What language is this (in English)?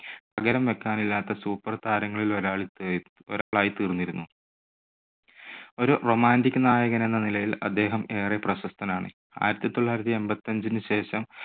Malayalam